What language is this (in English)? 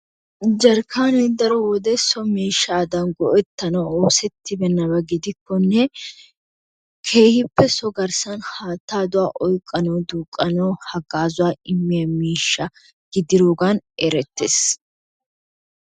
Wolaytta